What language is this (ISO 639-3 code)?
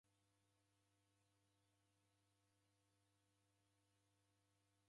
dav